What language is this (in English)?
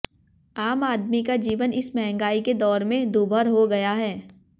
Hindi